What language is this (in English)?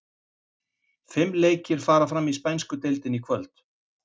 Icelandic